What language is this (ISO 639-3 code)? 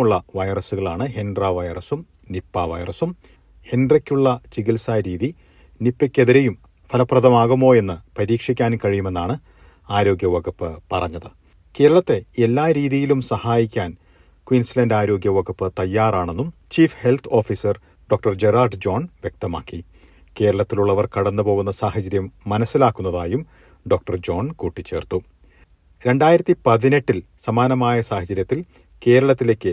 mal